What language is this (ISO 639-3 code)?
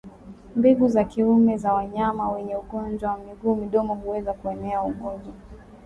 swa